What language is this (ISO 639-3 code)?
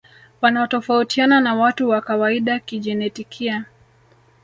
swa